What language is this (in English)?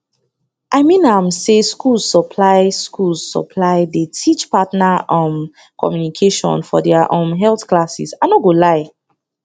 Nigerian Pidgin